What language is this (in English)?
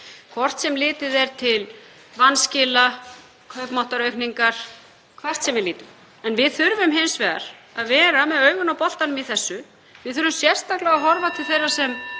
Icelandic